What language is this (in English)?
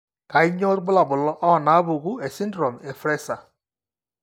Masai